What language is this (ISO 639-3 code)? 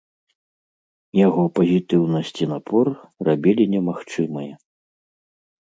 bel